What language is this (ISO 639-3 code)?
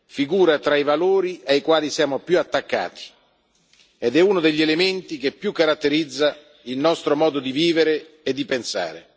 ita